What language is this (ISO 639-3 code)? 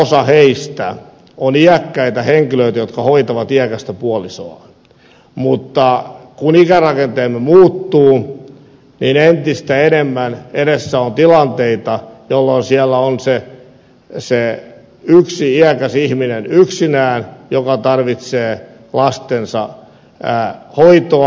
fin